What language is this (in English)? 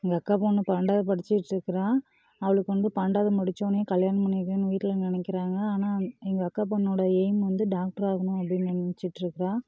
Tamil